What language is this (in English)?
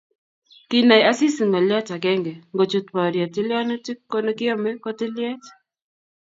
Kalenjin